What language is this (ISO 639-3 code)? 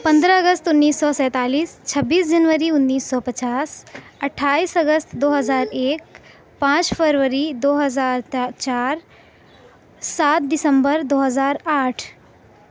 urd